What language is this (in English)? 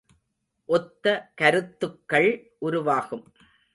Tamil